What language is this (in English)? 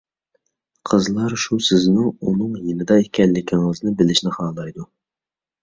Uyghur